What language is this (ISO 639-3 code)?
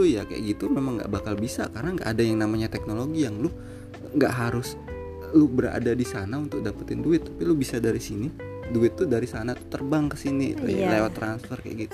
ind